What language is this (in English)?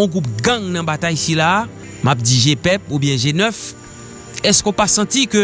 French